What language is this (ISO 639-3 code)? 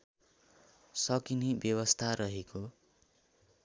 nep